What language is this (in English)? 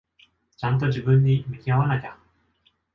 Japanese